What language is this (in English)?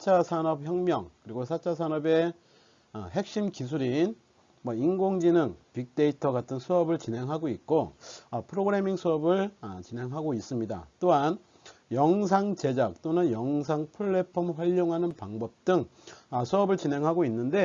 Korean